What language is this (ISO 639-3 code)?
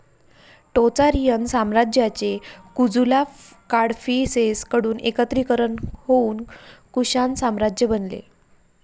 mar